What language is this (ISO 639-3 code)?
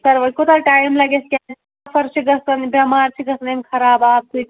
kas